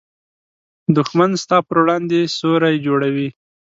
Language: Pashto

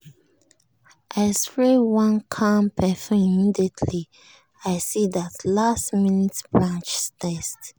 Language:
Nigerian Pidgin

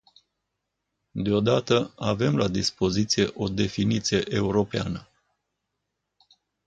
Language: Romanian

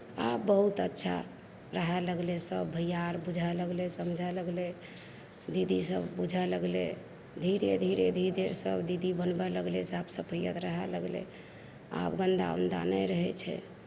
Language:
Maithili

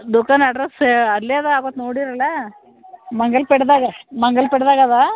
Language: Kannada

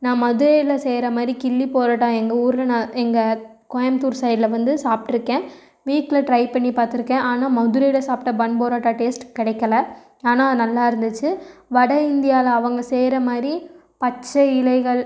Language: Tamil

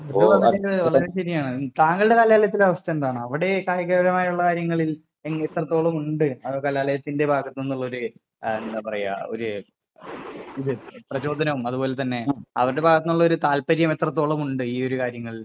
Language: Malayalam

